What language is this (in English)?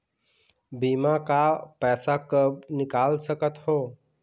Chhattisgarhi